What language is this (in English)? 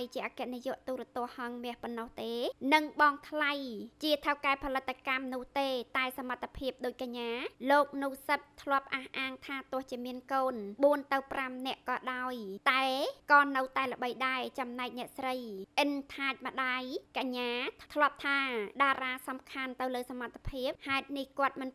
Thai